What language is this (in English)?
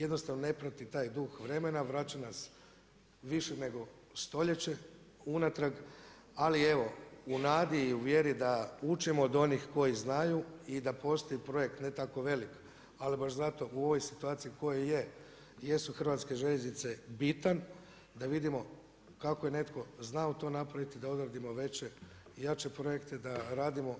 Croatian